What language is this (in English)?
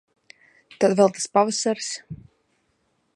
Latvian